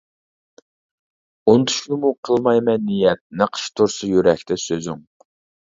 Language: Uyghur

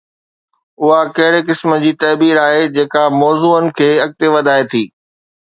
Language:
Sindhi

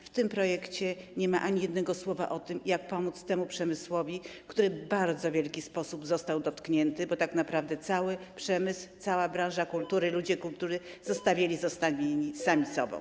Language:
Polish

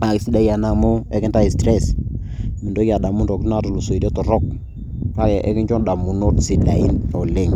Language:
Masai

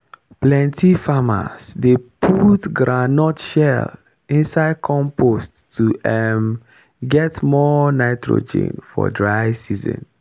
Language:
Nigerian Pidgin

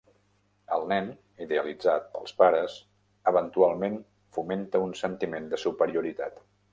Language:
Catalan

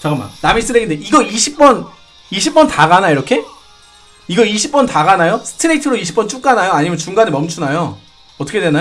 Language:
Korean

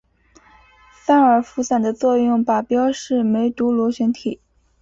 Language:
Chinese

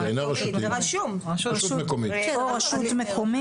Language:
Hebrew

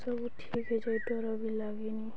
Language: Odia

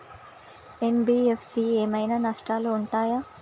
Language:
Telugu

